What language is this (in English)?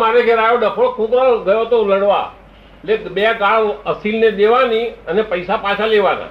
Gujarati